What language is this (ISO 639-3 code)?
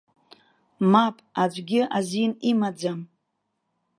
abk